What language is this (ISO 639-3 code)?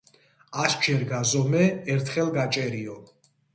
kat